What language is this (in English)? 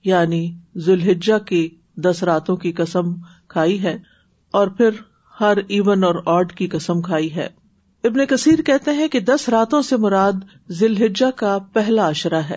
Urdu